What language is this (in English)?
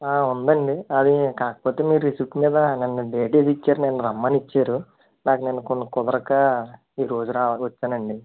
Telugu